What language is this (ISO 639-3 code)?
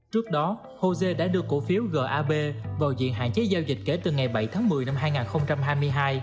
vie